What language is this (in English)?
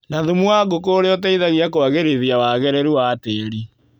Kikuyu